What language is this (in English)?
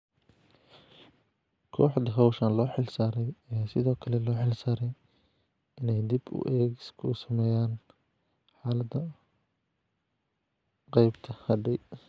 Somali